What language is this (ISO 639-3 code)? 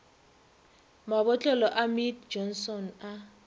nso